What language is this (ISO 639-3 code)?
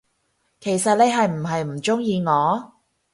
yue